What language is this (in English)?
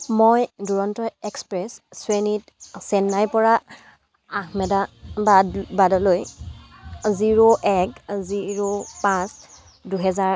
Assamese